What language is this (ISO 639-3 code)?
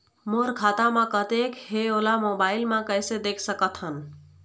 hne